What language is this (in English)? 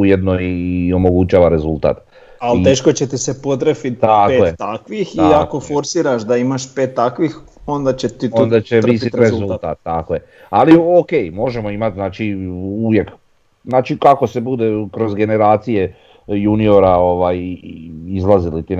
Croatian